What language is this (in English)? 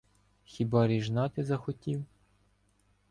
Ukrainian